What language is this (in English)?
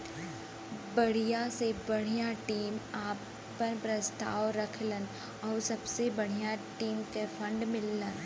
Bhojpuri